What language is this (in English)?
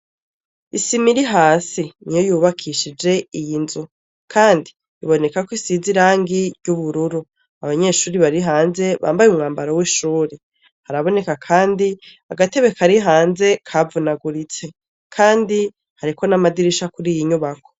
Rundi